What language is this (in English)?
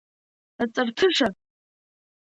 Abkhazian